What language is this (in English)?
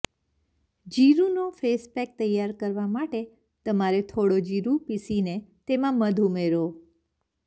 Gujarati